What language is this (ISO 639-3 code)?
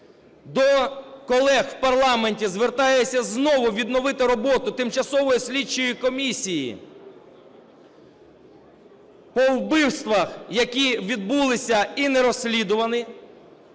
ukr